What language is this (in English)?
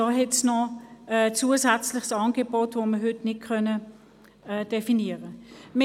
Swiss German